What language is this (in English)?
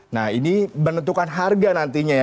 Indonesian